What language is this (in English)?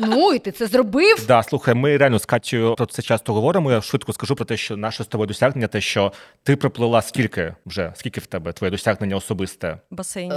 Ukrainian